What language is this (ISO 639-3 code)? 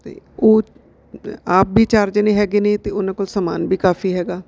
pan